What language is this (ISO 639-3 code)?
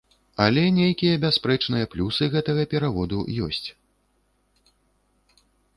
bel